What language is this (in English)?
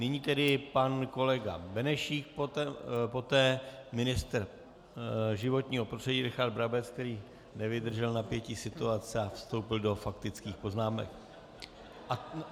Czech